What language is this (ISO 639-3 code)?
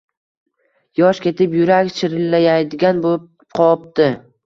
uzb